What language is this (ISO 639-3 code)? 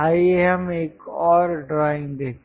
hin